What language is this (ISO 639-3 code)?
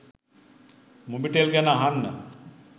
sin